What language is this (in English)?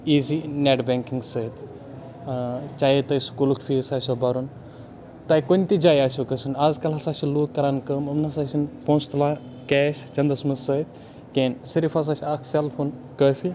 Kashmiri